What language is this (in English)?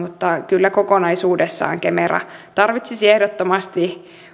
Finnish